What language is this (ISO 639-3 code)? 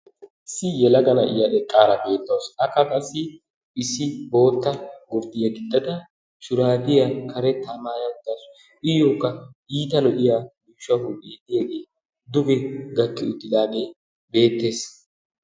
wal